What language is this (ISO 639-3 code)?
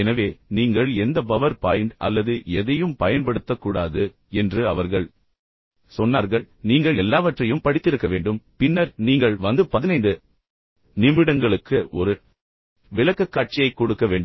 tam